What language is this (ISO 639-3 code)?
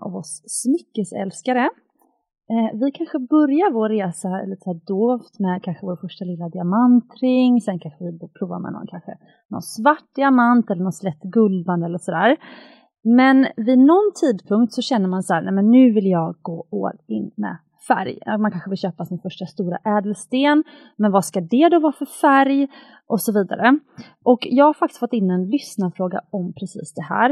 swe